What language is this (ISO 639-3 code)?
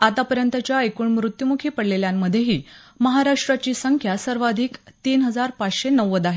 mar